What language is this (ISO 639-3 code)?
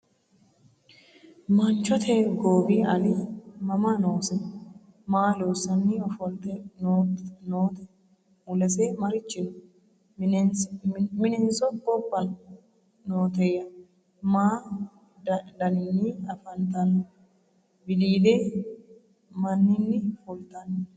sid